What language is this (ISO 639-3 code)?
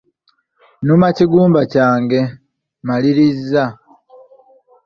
lug